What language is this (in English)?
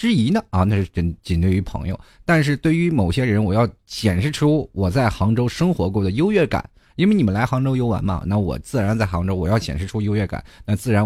Chinese